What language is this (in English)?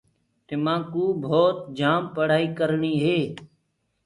Gurgula